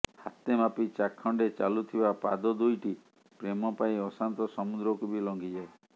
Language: Odia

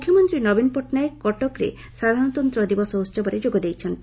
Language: Odia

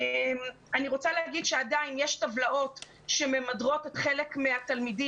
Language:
Hebrew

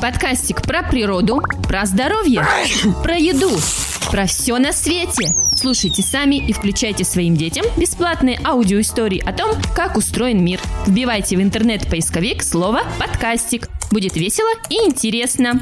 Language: Russian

